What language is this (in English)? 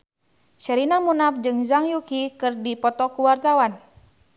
Sundanese